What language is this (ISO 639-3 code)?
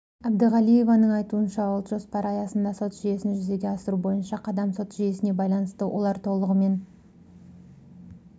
kaz